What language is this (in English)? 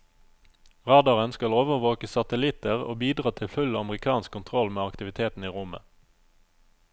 Norwegian